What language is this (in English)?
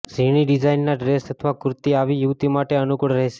Gujarati